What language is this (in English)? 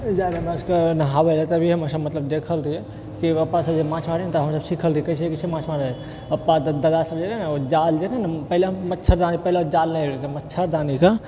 Maithili